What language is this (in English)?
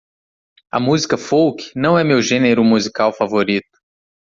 Portuguese